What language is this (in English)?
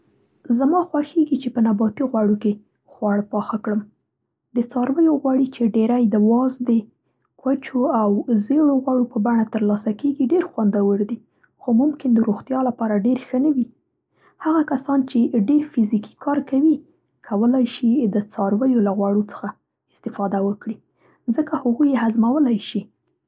Central Pashto